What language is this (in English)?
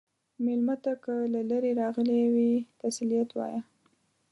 Pashto